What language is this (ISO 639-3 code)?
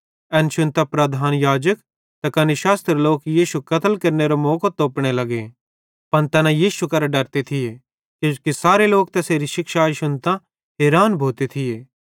bhd